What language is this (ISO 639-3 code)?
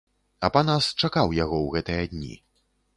bel